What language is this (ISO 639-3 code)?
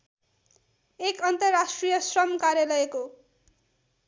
nep